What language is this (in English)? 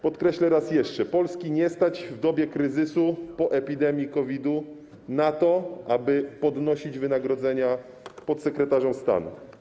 Polish